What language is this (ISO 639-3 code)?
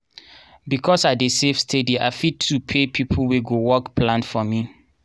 pcm